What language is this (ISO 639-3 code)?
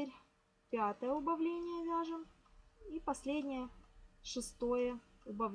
rus